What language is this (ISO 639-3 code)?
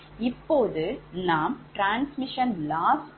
tam